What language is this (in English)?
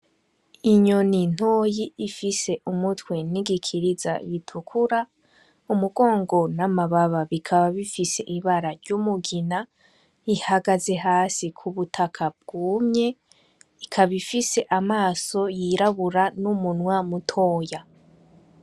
Rundi